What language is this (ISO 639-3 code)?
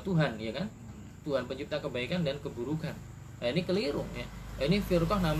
ind